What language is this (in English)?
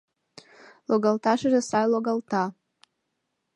Mari